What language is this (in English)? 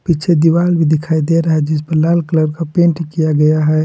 Hindi